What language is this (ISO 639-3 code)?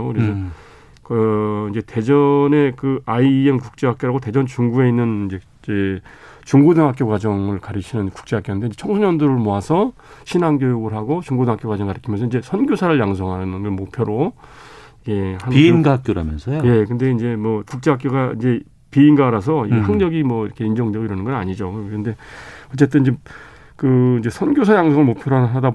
kor